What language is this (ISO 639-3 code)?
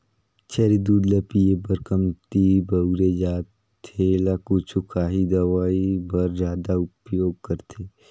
hne